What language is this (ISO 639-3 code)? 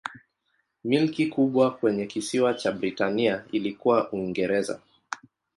swa